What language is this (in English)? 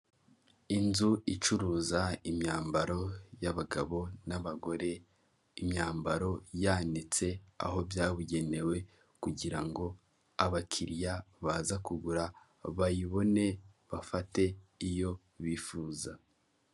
Kinyarwanda